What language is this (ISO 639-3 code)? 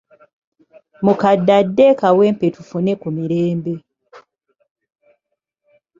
lug